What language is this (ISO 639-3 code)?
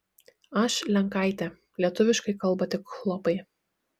lit